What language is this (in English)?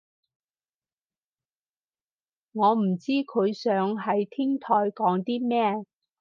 Cantonese